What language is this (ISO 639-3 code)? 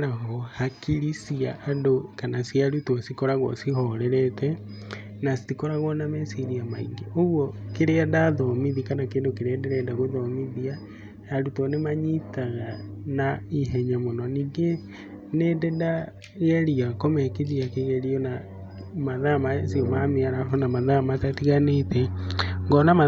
kik